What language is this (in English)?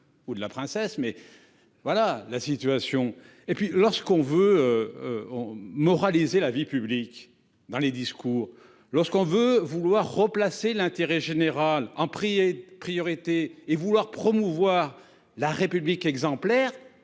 French